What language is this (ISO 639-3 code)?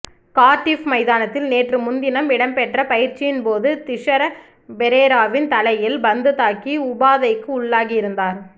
tam